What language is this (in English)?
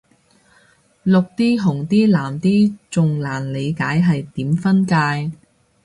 Cantonese